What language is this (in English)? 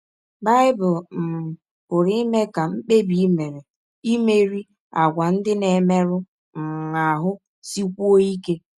Igbo